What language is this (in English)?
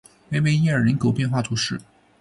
Chinese